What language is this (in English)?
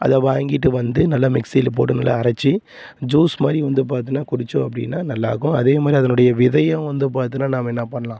Tamil